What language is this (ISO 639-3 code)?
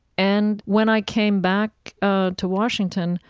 eng